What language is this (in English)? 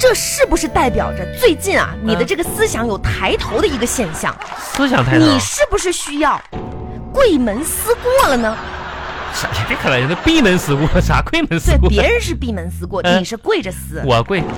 Chinese